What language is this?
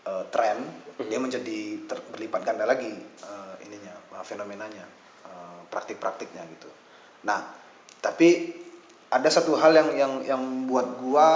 Indonesian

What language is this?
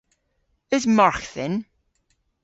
Cornish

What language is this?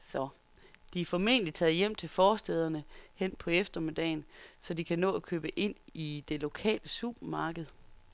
Danish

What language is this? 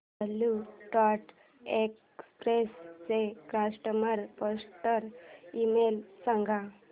Marathi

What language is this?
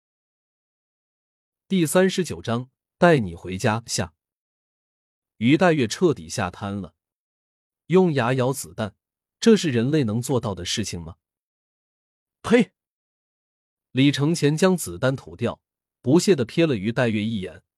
Chinese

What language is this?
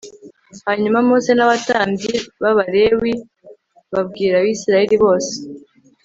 Kinyarwanda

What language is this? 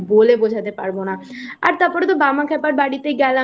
Bangla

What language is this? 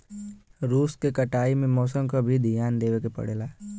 Bhojpuri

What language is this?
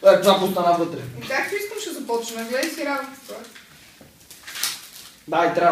Bulgarian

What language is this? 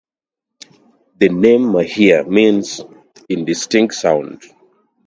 English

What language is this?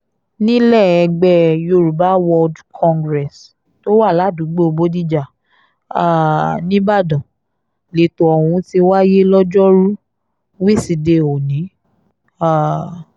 Yoruba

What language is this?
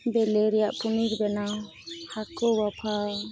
Santali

